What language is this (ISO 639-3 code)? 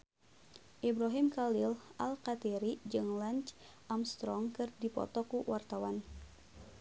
sun